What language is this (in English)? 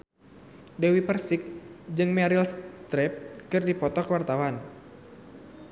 Sundanese